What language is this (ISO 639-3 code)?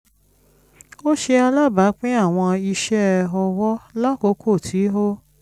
yor